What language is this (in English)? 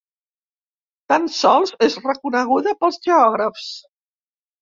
Catalan